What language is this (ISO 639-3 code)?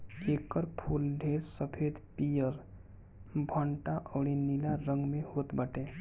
bho